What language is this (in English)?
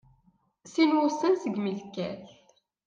Kabyle